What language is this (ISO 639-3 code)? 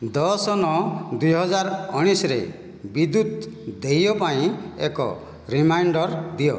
ori